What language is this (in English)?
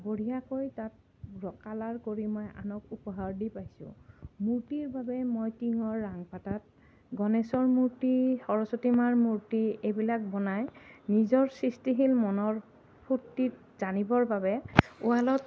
Assamese